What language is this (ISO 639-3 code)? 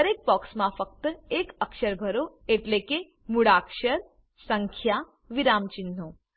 guj